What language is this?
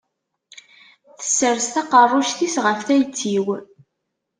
Kabyle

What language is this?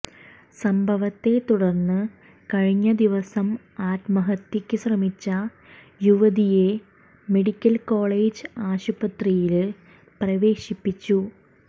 Malayalam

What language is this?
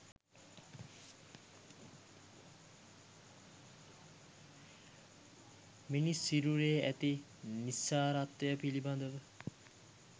Sinhala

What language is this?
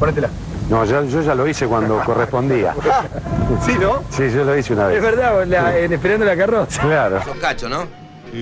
Spanish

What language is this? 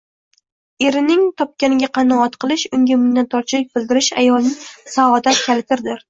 Uzbek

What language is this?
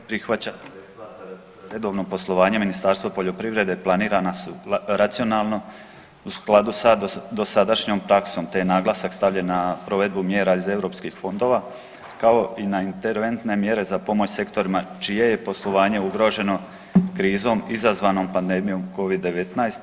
Croatian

